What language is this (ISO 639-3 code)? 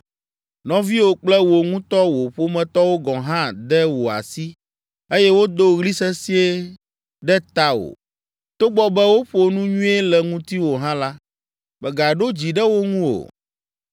ewe